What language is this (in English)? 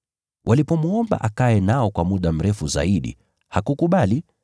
Swahili